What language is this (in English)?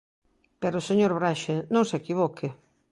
Galician